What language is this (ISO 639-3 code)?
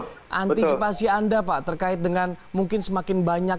ind